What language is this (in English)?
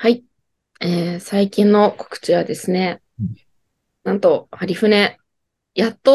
Japanese